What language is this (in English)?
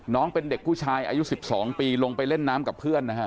Thai